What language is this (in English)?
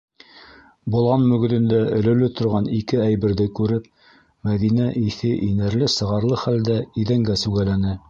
Bashkir